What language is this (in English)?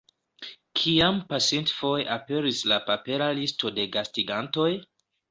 Esperanto